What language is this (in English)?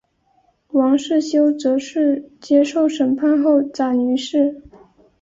Chinese